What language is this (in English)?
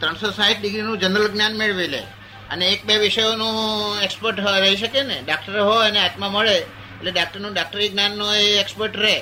Gujarati